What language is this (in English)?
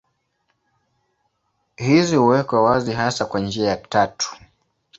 Swahili